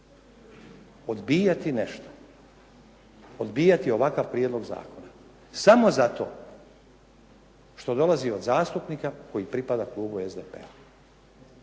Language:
Croatian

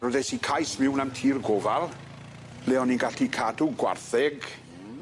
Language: Welsh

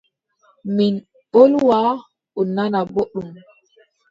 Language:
Adamawa Fulfulde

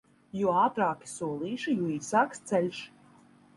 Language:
Latvian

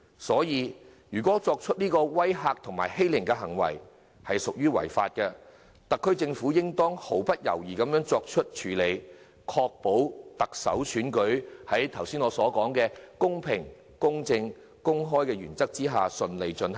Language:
Cantonese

